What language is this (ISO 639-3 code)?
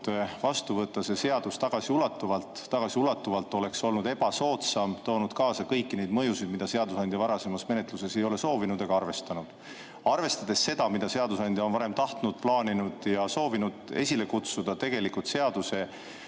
est